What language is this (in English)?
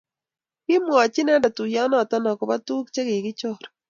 Kalenjin